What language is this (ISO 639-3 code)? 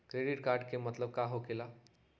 mag